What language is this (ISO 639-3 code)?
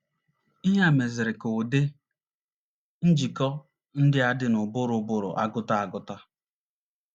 ibo